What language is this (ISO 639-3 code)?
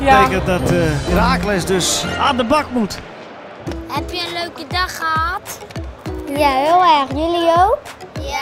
nld